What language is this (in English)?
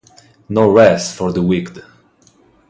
Italian